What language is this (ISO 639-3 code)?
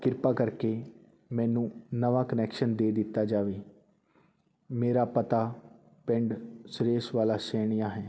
pan